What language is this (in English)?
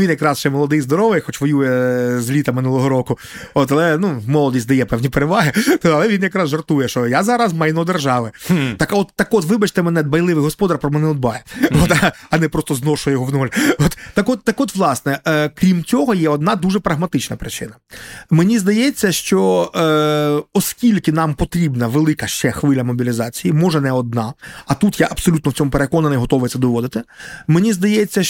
Ukrainian